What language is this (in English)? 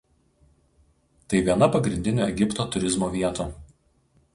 Lithuanian